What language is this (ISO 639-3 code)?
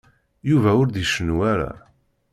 kab